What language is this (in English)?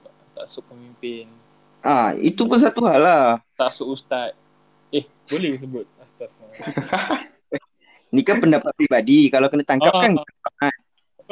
Malay